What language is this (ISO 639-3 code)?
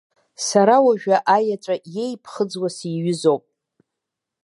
abk